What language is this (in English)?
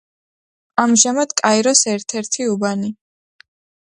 Georgian